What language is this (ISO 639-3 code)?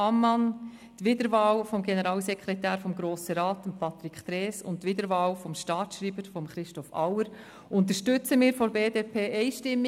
gsw